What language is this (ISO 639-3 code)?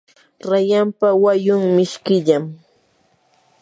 qur